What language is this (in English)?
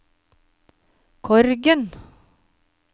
Norwegian